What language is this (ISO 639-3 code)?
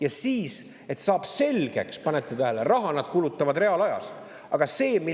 est